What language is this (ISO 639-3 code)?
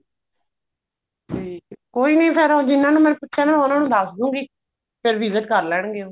pan